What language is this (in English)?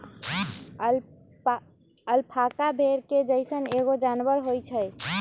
Magahi